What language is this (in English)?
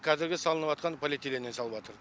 Kazakh